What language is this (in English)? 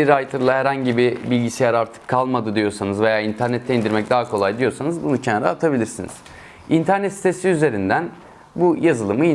Turkish